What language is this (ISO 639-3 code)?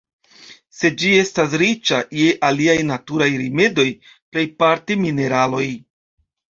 epo